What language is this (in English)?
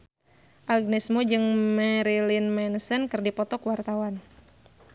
Sundanese